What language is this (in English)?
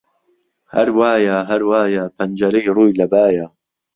Central Kurdish